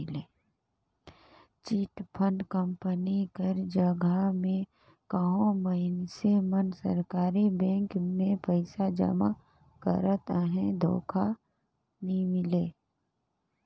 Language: Chhattisgarhi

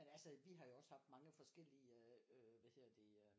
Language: Danish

